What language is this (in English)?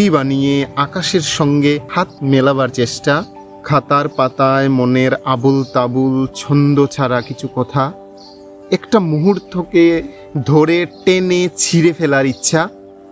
Bangla